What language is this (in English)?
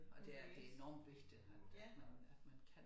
Danish